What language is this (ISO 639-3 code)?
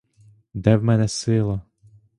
ukr